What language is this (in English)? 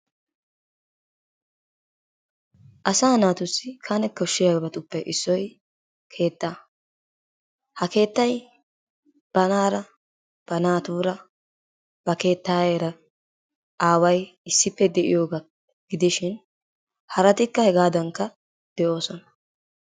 Wolaytta